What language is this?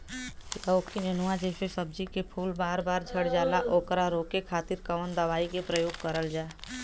Bhojpuri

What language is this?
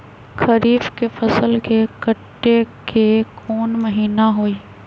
Magahi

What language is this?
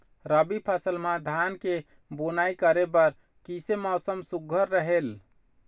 Chhattisgarhi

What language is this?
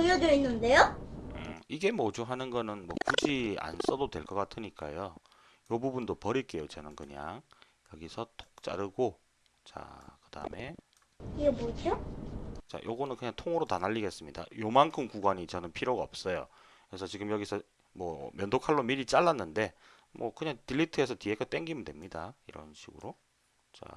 Korean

